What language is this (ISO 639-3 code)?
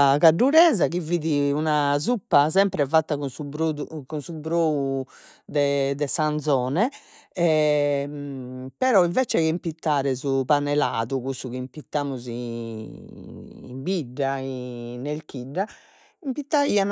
srd